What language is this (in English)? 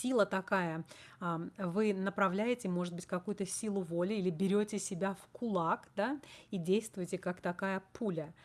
Russian